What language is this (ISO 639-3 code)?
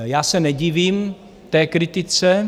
ces